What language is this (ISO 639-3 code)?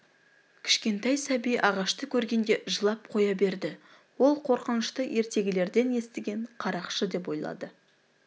kaz